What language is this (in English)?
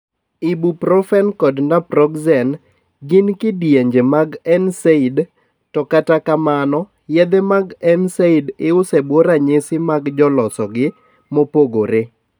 Luo (Kenya and Tanzania)